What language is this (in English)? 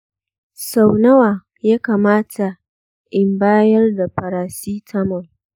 Hausa